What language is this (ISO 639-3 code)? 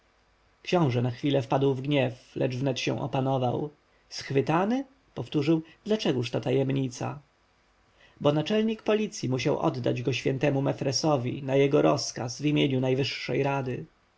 pol